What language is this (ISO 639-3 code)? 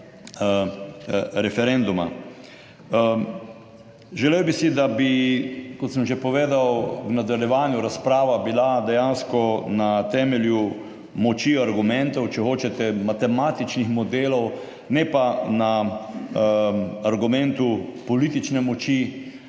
slv